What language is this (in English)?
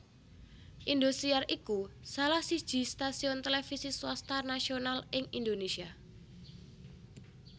Javanese